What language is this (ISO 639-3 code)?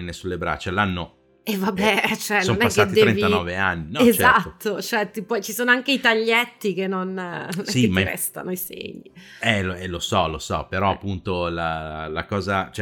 ita